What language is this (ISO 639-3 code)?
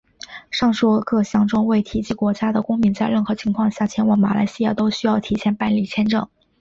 zho